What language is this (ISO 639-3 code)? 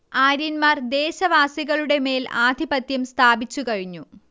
mal